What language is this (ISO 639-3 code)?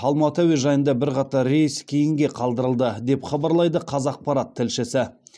kaz